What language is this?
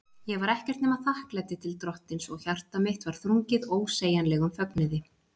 Icelandic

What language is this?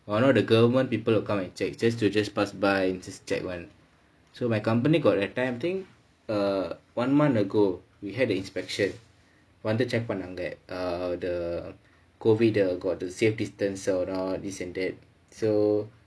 English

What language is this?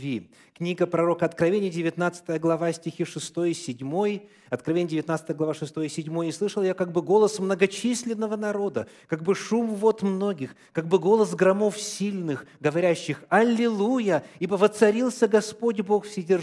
Russian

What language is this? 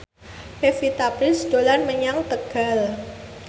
Javanese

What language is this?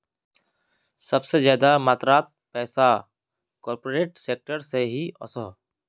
Magahi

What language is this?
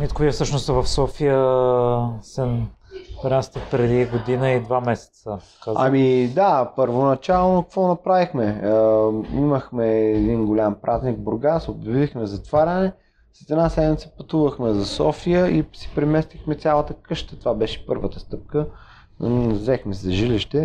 Bulgarian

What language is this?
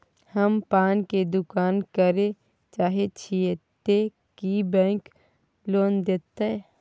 Maithili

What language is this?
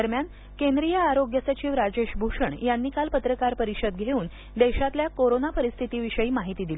Marathi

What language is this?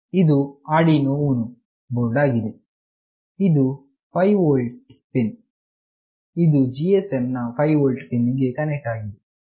Kannada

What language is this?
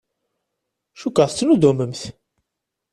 Kabyle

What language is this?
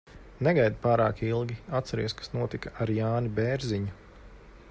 Latvian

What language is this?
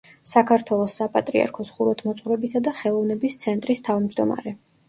Georgian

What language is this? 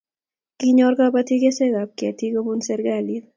Kalenjin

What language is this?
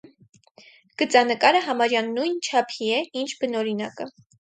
Armenian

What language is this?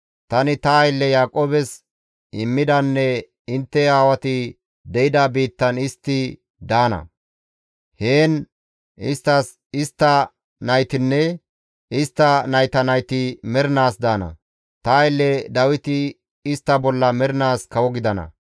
Gamo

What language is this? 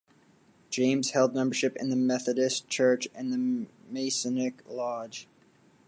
English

